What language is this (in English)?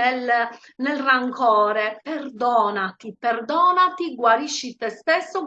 Italian